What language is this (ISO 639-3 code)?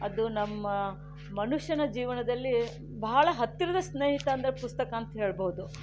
kan